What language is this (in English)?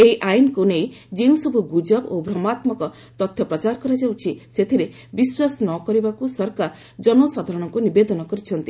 Odia